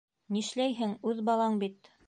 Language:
Bashkir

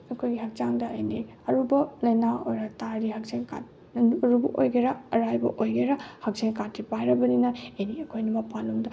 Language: Manipuri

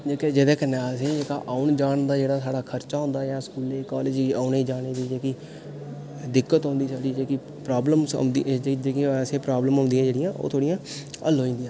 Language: Dogri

